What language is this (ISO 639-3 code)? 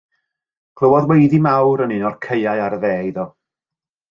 cym